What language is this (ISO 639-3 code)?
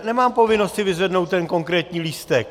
ces